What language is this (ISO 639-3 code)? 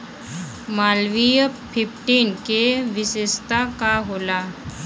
bho